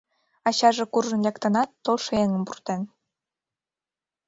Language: Mari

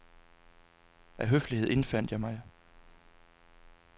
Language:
Danish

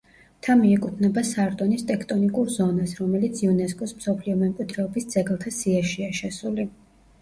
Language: Georgian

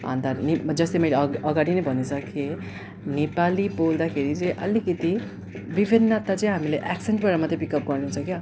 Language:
Nepali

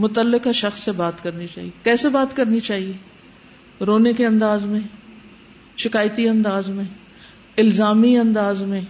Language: Urdu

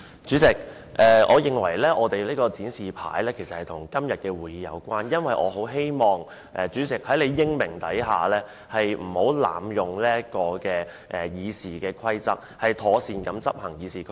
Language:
Cantonese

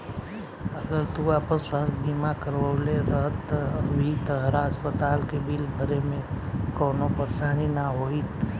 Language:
Bhojpuri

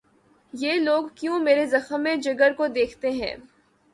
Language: Urdu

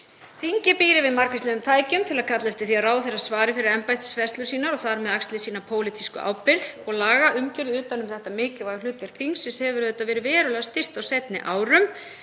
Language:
Icelandic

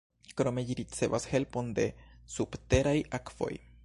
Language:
Esperanto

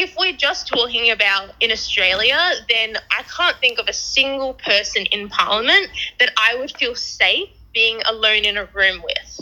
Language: Croatian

